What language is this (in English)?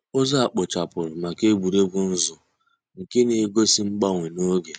Igbo